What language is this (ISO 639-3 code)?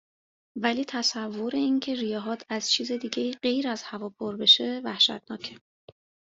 fas